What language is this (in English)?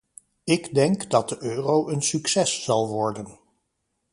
Dutch